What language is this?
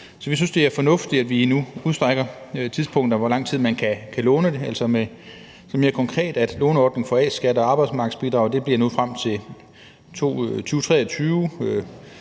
Danish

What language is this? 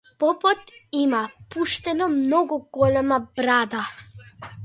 Macedonian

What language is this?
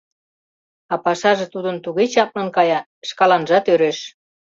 Mari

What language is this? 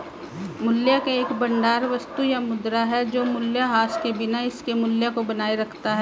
Hindi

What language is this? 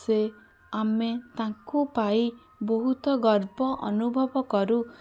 Odia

